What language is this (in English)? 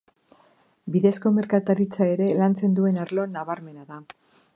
Basque